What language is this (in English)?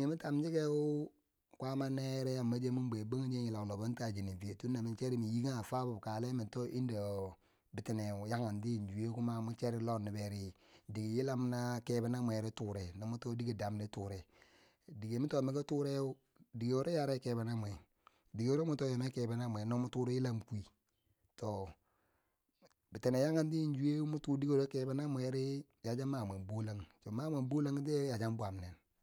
Bangwinji